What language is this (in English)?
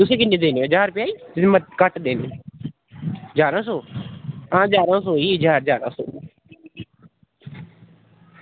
Dogri